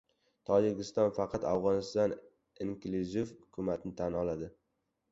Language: Uzbek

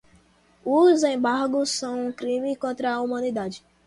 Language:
Portuguese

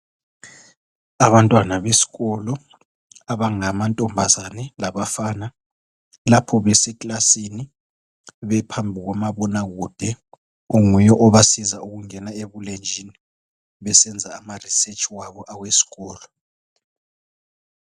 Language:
North Ndebele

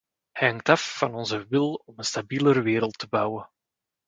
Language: Dutch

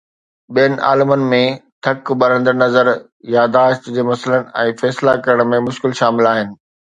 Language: Sindhi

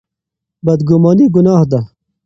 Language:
Pashto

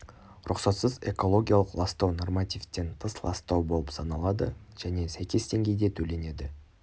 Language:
Kazakh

